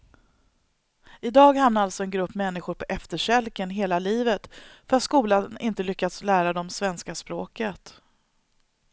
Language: Swedish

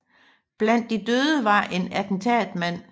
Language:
Danish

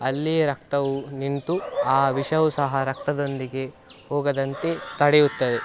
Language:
Kannada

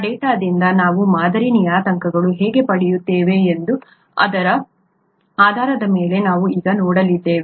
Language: Kannada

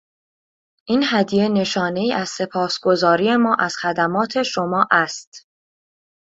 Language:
Persian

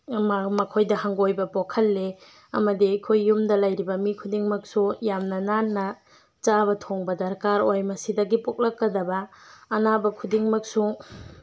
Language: Manipuri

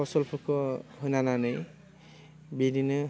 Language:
Bodo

